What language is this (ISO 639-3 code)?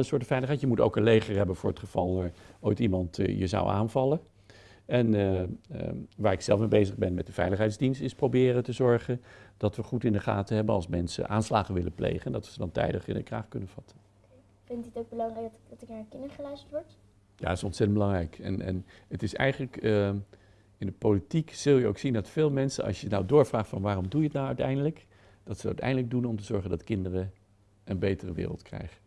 nld